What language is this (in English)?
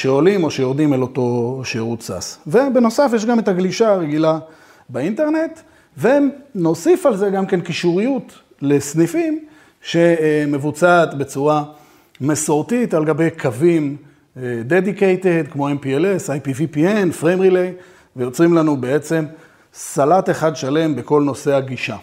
Hebrew